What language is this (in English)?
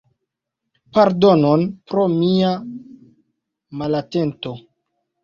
Esperanto